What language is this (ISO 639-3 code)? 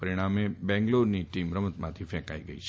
guj